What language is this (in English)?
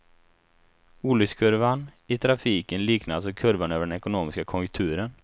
Swedish